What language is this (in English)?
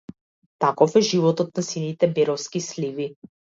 Macedonian